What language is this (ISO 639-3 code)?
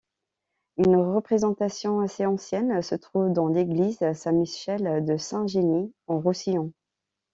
fra